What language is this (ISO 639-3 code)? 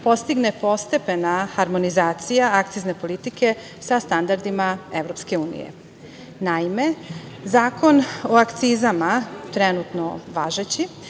srp